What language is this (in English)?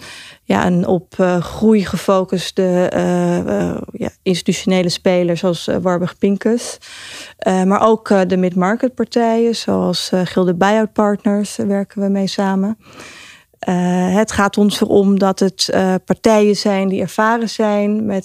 Dutch